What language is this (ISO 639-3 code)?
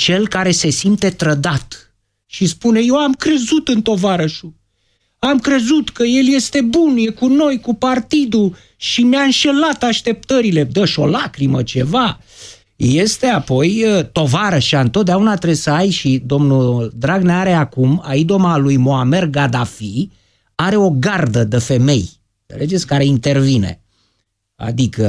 ron